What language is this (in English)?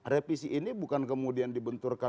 Indonesian